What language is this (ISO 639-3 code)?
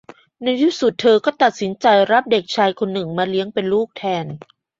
tha